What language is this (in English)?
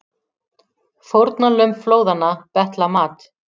Icelandic